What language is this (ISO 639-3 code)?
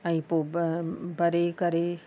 snd